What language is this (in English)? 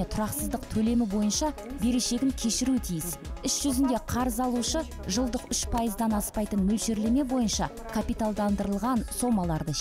Russian